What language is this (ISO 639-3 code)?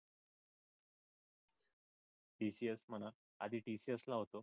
mar